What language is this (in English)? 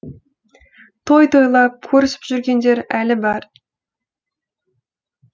Kazakh